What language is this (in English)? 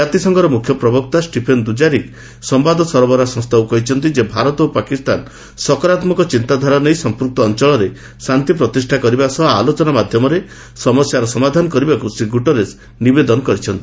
Odia